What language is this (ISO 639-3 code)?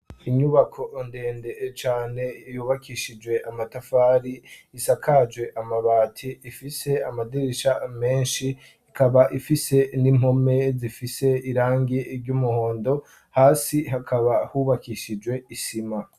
run